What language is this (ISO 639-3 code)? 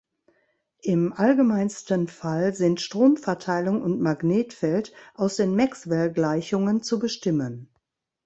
deu